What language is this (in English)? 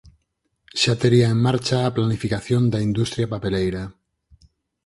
Galician